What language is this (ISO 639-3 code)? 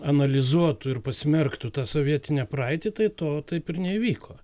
lit